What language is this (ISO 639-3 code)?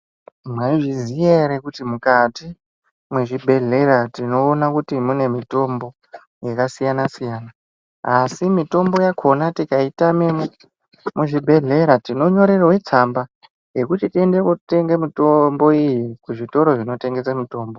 ndc